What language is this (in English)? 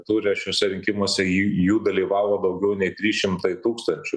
Lithuanian